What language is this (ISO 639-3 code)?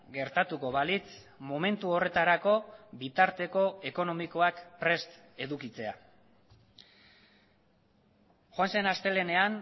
eus